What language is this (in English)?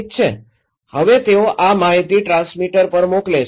Gujarati